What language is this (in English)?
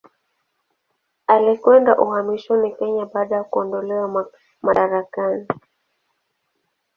Swahili